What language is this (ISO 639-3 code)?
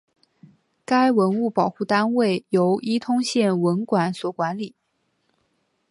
zho